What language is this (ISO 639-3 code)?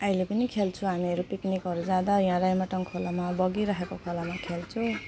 nep